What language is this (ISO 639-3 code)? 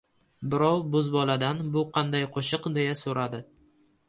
uzb